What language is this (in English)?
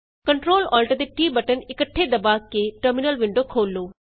Punjabi